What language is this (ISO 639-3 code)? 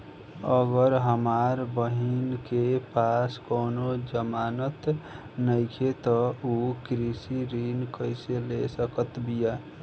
bho